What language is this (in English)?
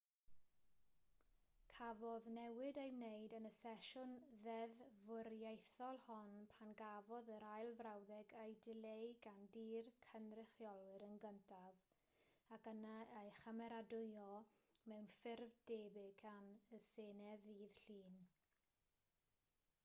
Welsh